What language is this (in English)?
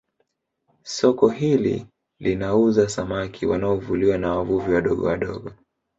Swahili